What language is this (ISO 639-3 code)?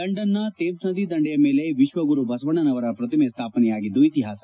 kan